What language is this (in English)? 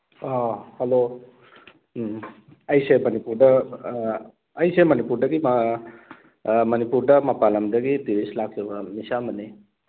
Manipuri